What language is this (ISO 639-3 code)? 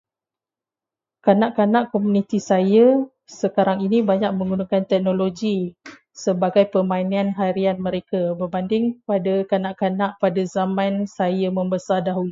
msa